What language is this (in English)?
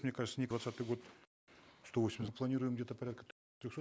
Kazakh